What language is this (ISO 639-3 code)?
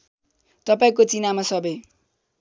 nep